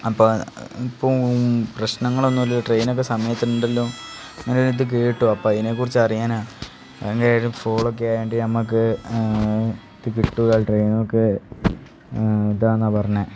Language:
Malayalam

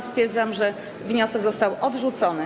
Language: Polish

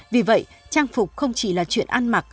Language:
Vietnamese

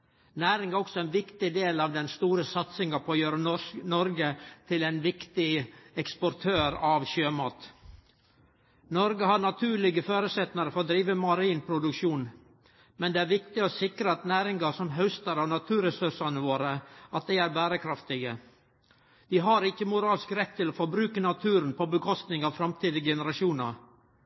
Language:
Norwegian Nynorsk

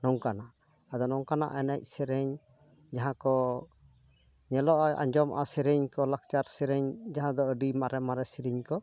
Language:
Santali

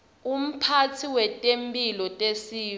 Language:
Swati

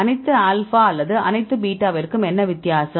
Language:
Tamil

